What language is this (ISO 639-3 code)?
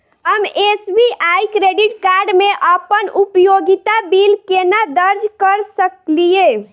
mai